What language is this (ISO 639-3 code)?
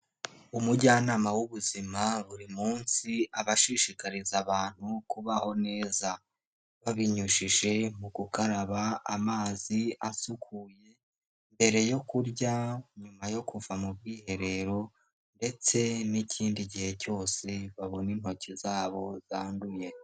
kin